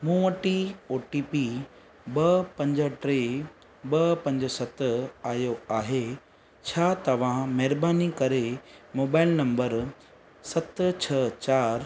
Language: Sindhi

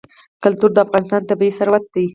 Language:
Pashto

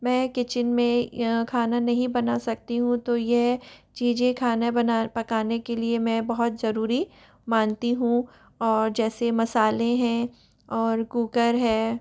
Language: Hindi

